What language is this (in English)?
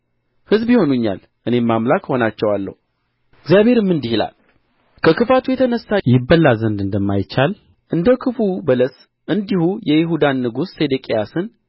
Amharic